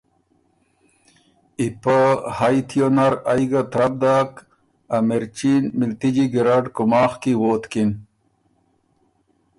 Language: Ormuri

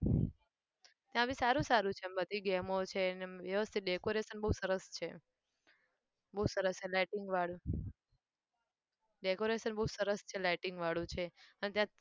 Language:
Gujarati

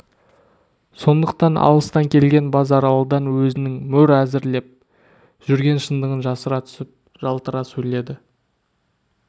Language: Kazakh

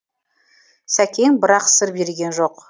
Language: Kazakh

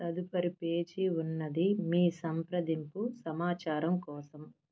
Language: Telugu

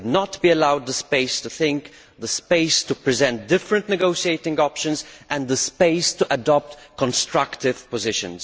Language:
English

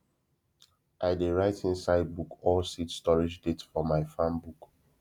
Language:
Nigerian Pidgin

